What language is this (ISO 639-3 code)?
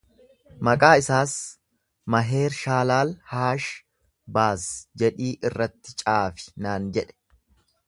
orm